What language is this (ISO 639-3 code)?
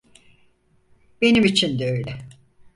tur